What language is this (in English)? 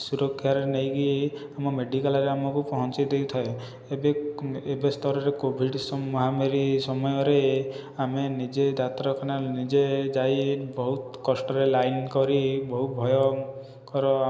Odia